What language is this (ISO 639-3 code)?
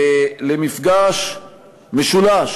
heb